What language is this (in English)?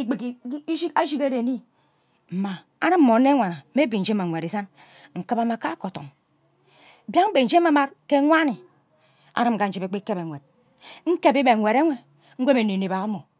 Ubaghara